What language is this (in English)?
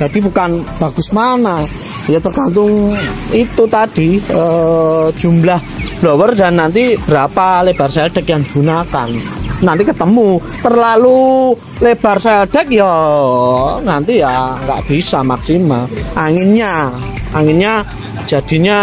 Indonesian